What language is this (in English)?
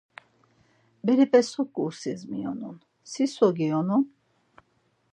Laz